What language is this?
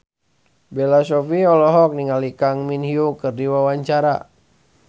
Sundanese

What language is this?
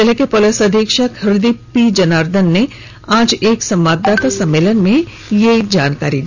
Hindi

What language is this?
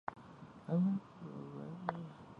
Chinese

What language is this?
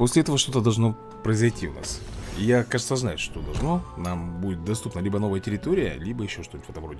Russian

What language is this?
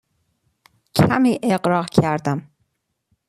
Persian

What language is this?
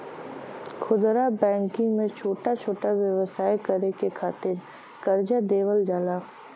Bhojpuri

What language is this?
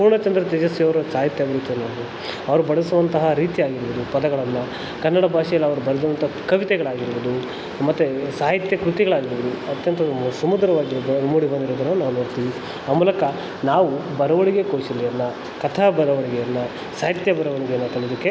Kannada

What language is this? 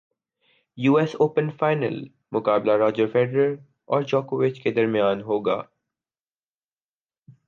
Urdu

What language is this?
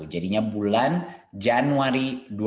Indonesian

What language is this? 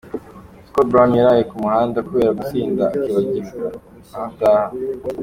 Kinyarwanda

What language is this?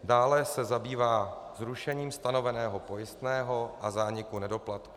Czech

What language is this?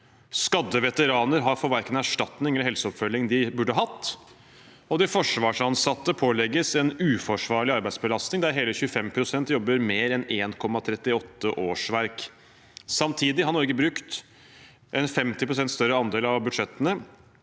Norwegian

